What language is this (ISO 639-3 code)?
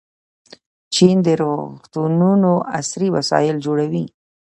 pus